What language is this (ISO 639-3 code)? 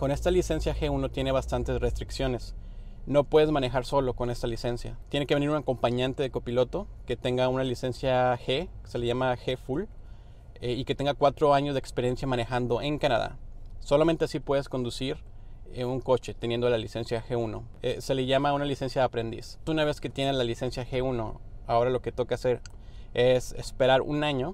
spa